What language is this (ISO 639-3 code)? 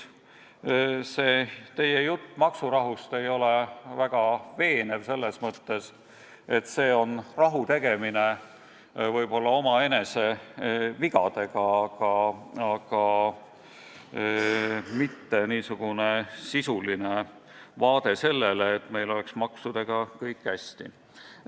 est